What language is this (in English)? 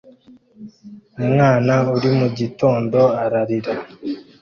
Kinyarwanda